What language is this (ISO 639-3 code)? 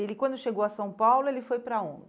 por